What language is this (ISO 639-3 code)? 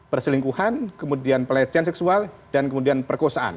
ind